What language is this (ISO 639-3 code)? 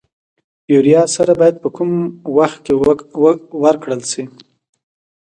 pus